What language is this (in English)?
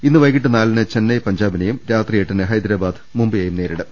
Malayalam